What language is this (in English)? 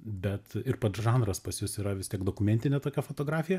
Lithuanian